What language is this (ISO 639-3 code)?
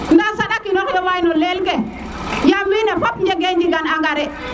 srr